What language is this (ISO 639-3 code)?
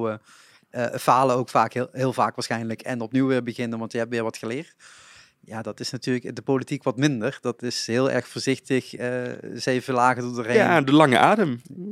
nld